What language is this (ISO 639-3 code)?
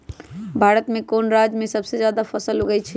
mag